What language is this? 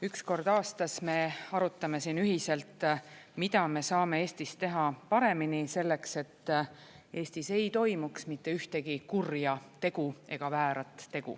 Estonian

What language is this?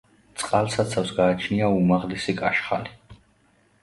Georgian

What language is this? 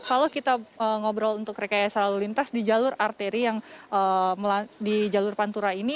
Indonesian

